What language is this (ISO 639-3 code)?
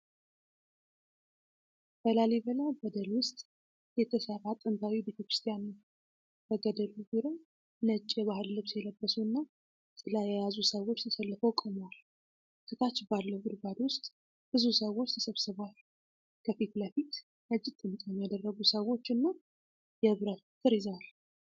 amh